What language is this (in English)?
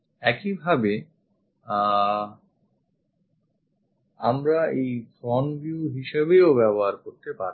Bangla